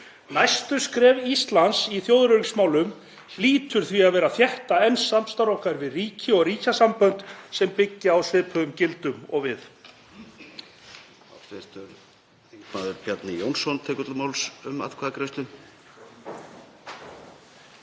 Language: Icelandic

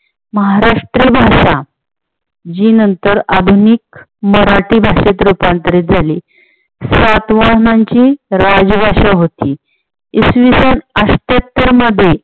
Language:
Marathi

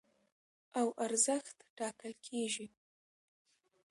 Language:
Pashto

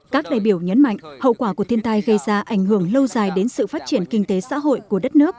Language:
Vietnamese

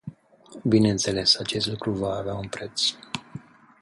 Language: Romanian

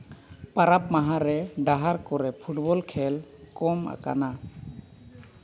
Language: Santali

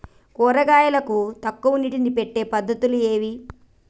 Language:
Telugu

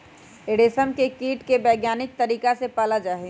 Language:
Magahi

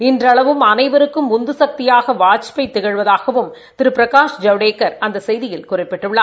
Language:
Tamil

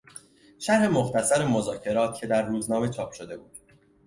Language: Persian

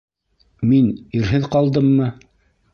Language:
Bashkir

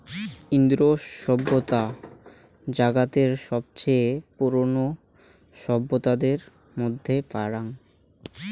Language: Bangla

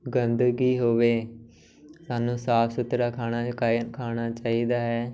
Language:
Punjabi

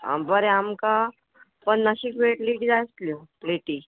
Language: Konkani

